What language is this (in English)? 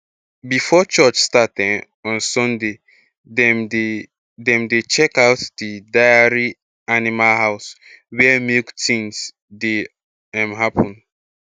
Nigerian Pidgin